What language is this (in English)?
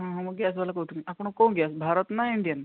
Odia